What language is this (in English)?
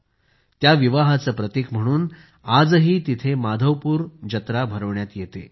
Marathi